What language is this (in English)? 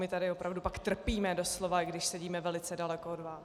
Czech